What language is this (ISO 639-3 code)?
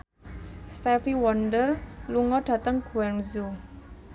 jav